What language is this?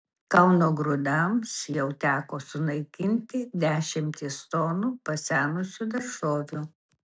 Lithuanian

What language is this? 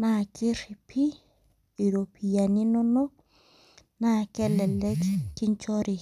Masai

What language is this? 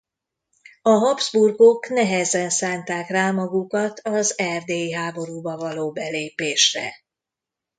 Hungarian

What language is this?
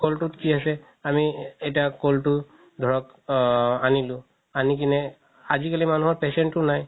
Assamese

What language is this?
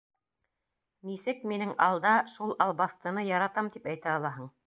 Bashkir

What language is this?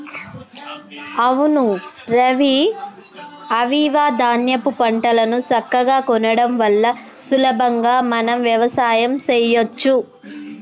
Telugu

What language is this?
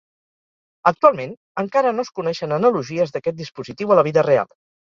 Catalan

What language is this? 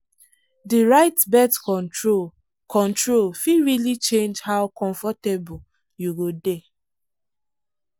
Nigerian Pidgin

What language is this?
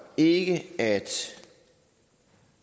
Danish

